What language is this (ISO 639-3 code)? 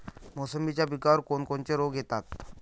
mar